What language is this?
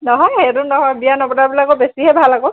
Assamese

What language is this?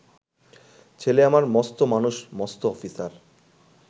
Bangla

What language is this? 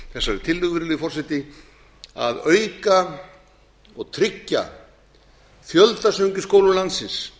Icelandic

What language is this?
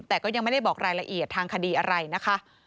Thai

